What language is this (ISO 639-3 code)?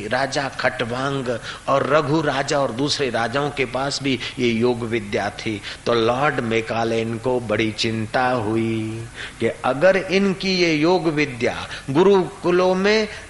hin